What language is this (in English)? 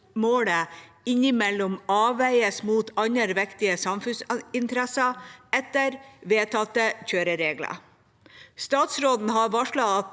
Norwegian